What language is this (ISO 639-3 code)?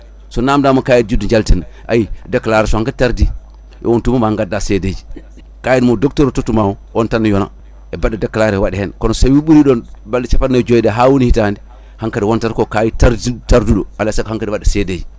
ful